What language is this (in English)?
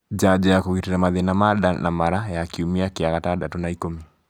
Kikuyu